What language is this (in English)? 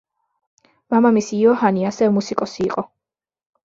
Georgian